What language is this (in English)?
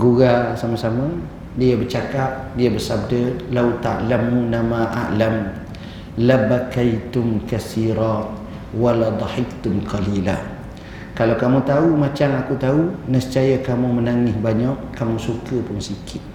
Malay